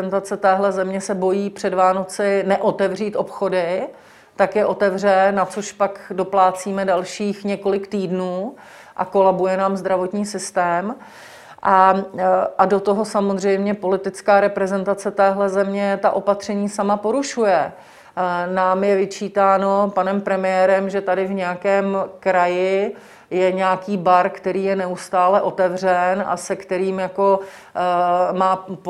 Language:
Czech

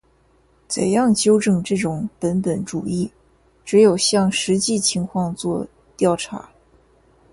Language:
Chinese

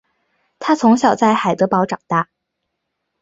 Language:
Chinese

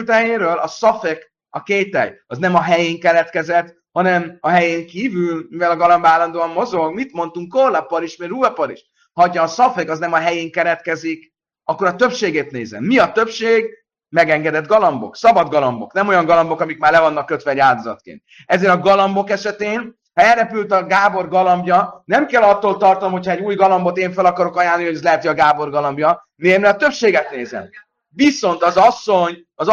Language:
Hungarian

